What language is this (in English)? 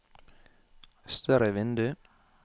Norwegian